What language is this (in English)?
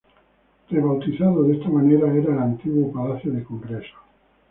Spanish